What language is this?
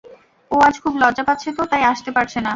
Bangla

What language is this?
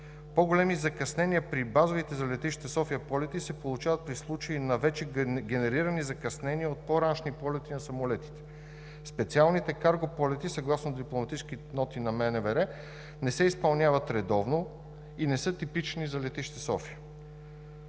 Bulgarian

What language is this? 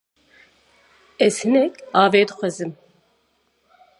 Kurdish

